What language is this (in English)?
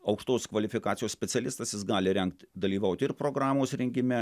Lithuanian